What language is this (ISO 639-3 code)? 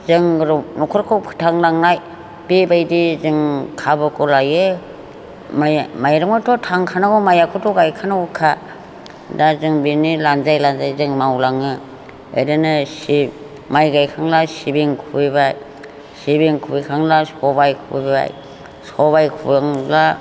brx